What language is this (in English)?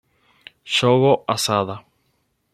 Spanish